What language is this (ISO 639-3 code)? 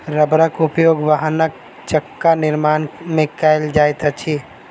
mai